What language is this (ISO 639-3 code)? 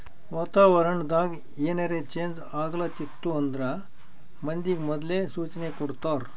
kan